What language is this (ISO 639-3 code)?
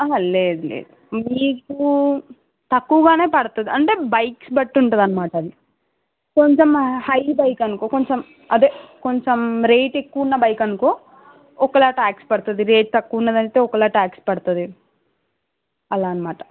tel